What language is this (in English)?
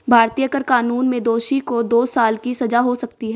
Hindi